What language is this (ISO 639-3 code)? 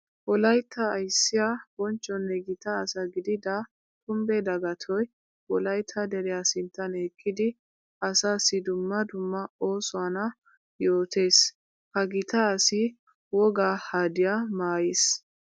wal